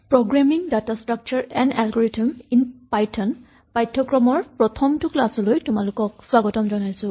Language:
Assamese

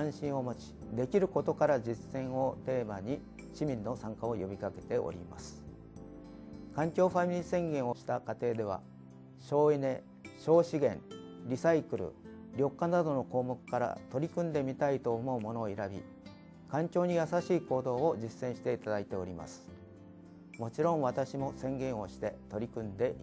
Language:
Japanese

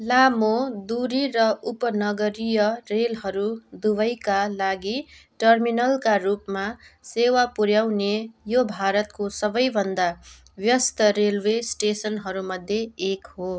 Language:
Nepali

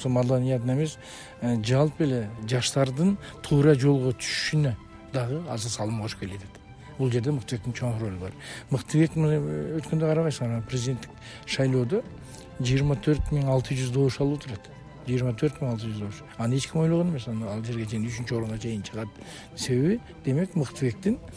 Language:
Turkish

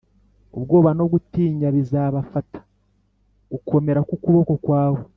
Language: Kinyarwanda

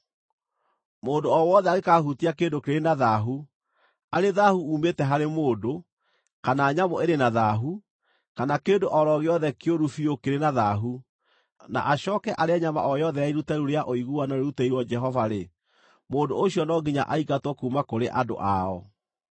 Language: Kikuyu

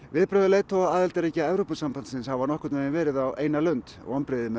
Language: Icelandic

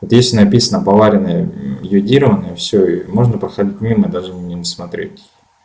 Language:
Russian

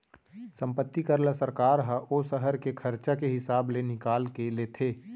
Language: Chhattisgarhi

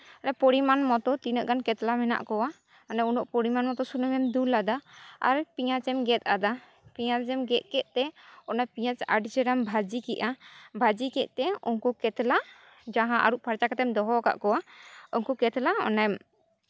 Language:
Santali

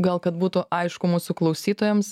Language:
Lithuanian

